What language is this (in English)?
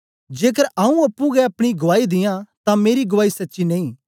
Dogri